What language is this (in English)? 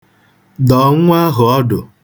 Igbo